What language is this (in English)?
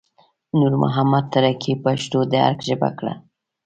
Pashto